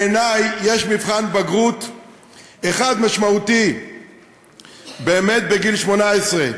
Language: Hebrew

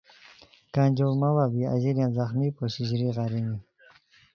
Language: Khowar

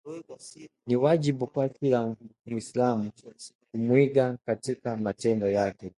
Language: Swahili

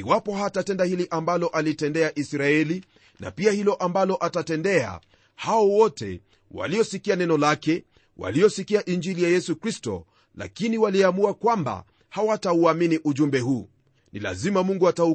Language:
Swahili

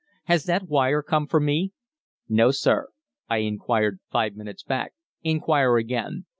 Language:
English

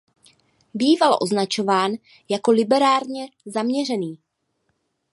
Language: Czech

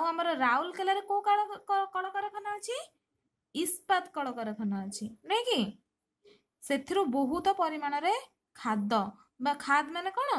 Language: Hindi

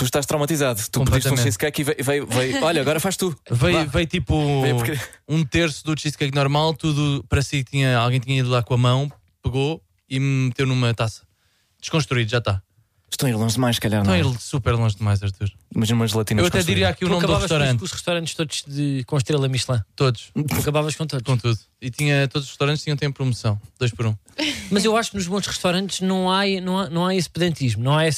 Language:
Portuguese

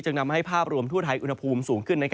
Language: Thai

